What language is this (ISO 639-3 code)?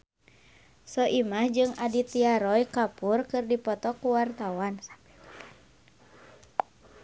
sun